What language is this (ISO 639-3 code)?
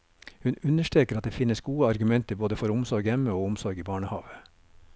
nor